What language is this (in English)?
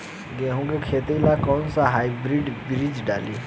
Bhojpuri